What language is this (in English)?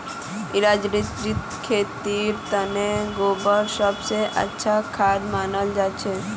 Magahi